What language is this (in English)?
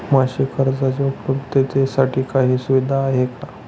Marathi